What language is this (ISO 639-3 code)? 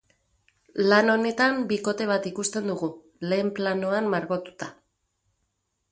eus